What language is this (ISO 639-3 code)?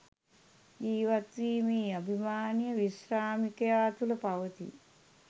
sin